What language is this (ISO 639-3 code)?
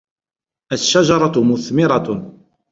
ara